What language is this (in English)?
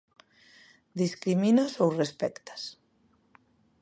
Galician